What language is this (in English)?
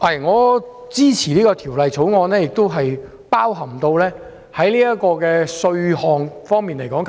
Cantonese